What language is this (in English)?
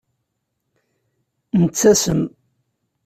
Kabyle